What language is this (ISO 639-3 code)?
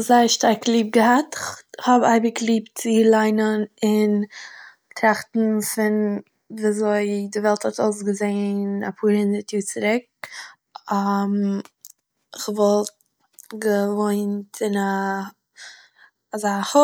yid